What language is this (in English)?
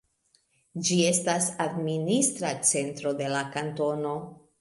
Esperanto